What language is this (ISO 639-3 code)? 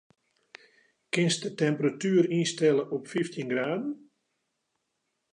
fry